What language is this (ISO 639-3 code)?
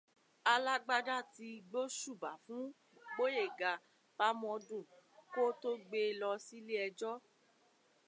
yor